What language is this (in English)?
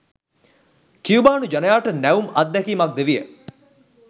Sinhala